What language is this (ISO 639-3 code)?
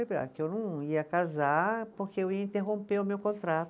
por